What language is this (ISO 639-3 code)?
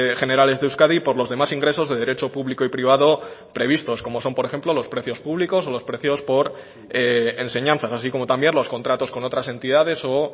spa